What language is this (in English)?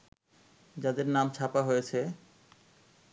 Bangla